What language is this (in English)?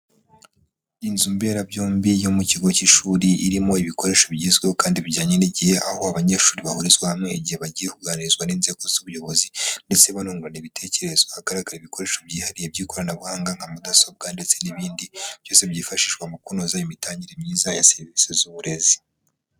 Kinyarwanda